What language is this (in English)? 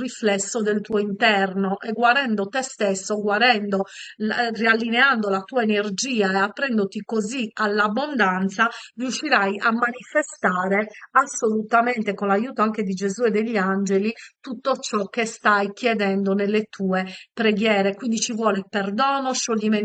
Italian